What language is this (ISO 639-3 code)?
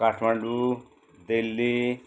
nep